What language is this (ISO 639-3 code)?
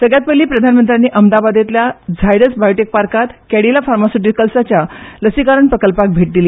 kok